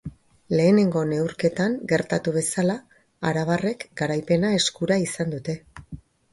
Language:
Basque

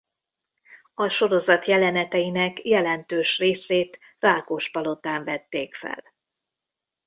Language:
Hungarian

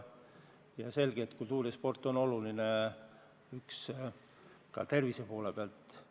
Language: Estonian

